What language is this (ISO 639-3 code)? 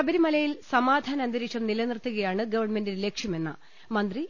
mal